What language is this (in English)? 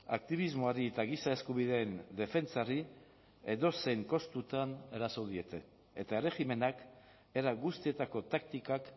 Basque